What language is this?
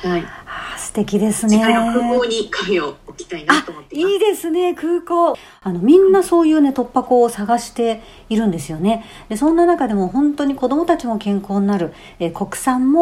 Japanese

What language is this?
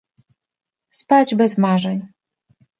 Polish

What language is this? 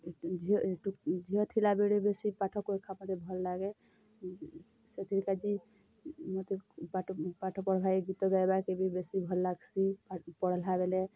Odia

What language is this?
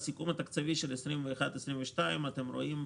Hebrew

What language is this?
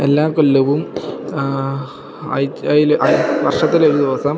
Malayalam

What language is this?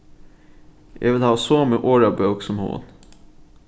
Faroese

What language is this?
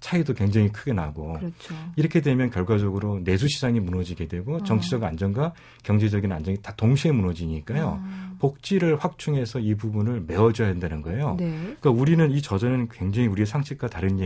Korean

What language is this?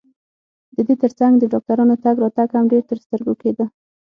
Pashto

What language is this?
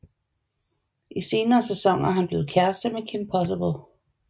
Danish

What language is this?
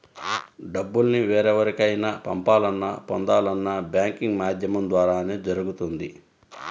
Telugu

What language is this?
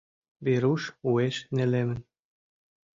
Mari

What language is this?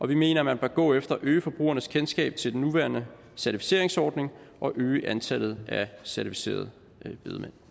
Danish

